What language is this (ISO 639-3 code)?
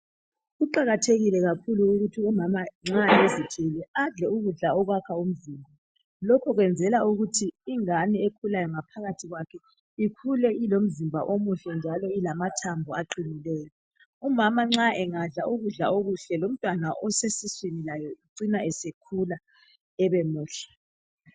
nde